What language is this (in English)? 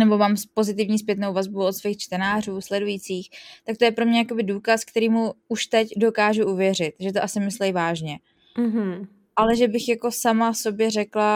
Czech